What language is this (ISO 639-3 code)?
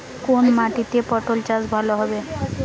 ben